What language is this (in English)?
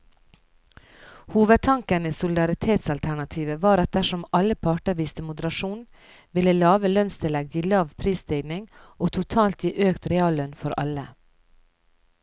Norwegian